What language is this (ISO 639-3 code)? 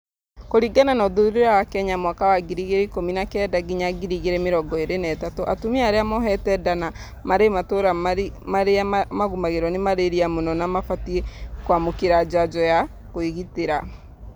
kik